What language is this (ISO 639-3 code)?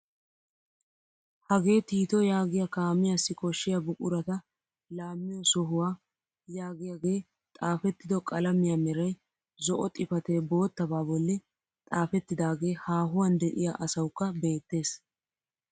wal